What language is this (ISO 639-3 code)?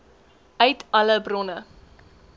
afr